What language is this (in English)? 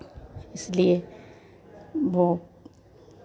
Hindi